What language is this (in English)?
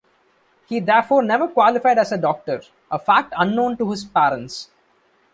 English